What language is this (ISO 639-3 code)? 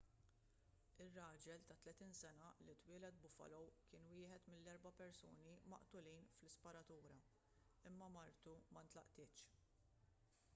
mlt